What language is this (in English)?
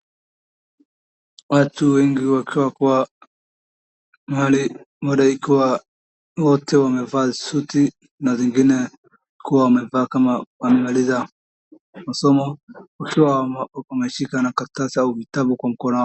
Swahili